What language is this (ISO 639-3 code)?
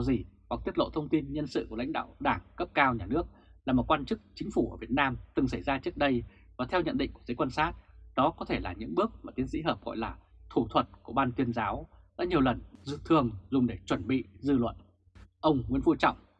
vie